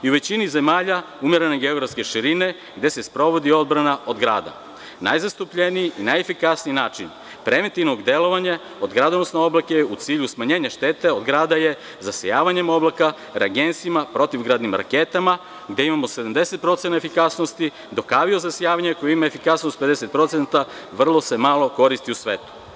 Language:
Serbian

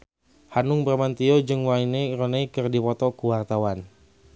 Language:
Sundanese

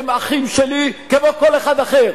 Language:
Hebrew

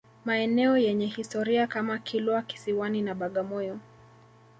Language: Swahili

